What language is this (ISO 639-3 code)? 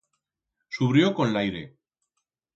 arg